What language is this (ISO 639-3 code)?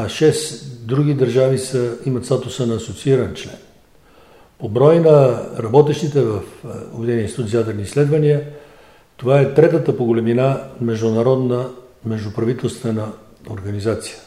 bul